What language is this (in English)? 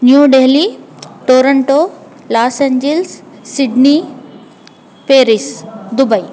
Sanskrit